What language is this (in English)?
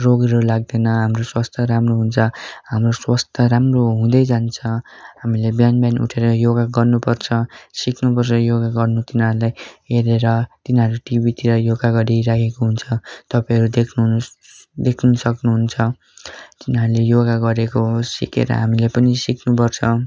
Nepali